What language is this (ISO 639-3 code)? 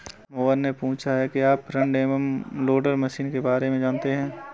hin